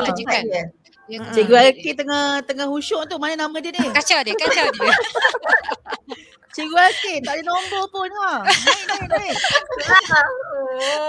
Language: Malay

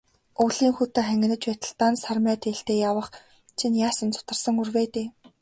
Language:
Mongolian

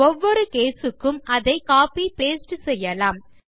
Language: Tamil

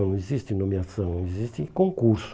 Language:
Portuguese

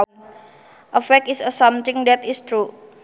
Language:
Sundanese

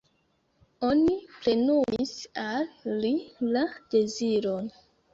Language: Esperanto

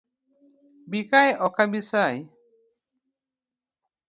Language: Luo (Kenya and Tanzania)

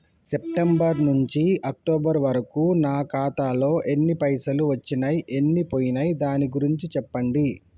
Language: Telugu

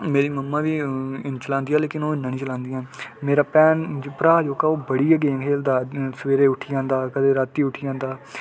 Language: Dogri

